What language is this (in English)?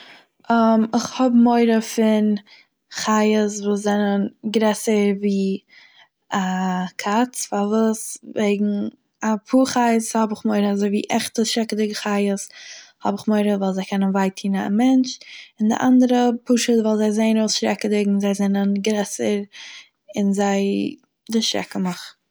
Yiddish